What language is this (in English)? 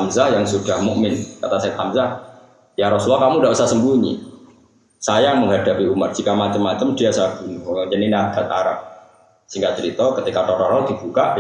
Indonesian